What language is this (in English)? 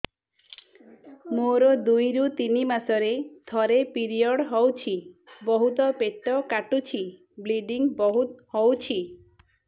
Odia